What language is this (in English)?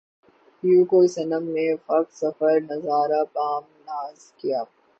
Urdu